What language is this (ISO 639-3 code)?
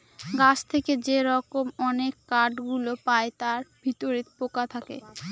ben